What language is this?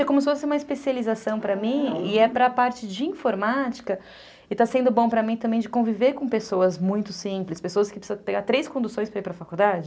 Portuguese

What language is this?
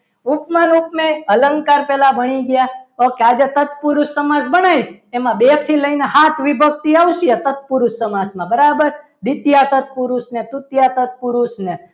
Gujarati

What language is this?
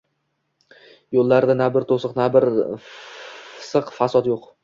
Uzbek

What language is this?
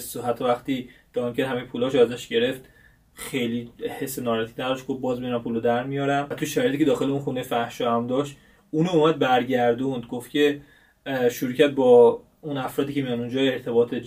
Persian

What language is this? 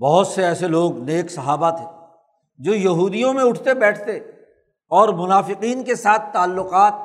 Urdu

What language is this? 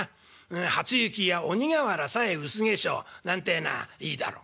Japanese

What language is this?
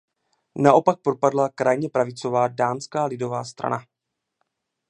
Czech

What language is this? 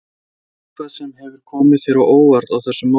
Icelandic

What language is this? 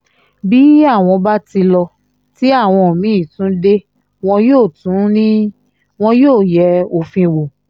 Yoruba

